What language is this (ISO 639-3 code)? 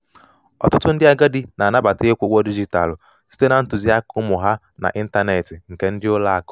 ibo